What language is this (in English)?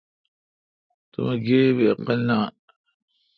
Kalkoti